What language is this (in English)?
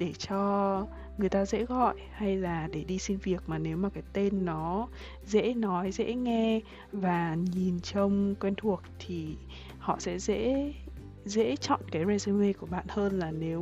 Vietnamese